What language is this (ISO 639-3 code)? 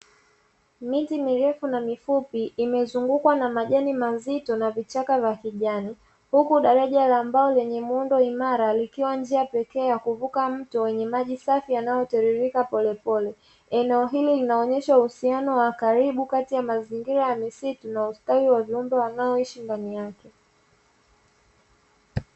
swa